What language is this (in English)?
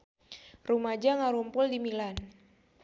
Sundanese